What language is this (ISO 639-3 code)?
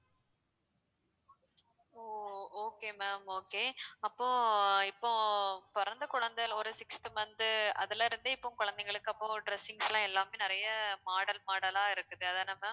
tam